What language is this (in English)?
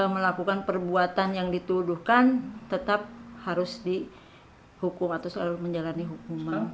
Indonesian